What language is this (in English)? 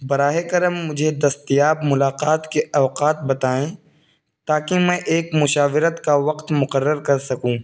Urdu